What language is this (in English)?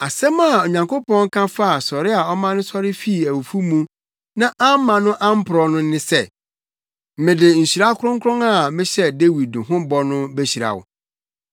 Akan